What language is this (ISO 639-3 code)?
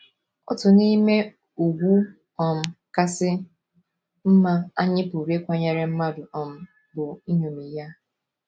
ibo